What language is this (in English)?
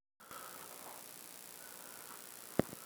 Kalenjin